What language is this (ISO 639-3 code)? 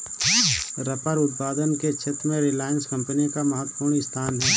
hin